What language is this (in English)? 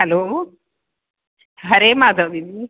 Sindhi